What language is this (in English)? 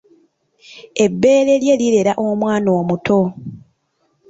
Ganda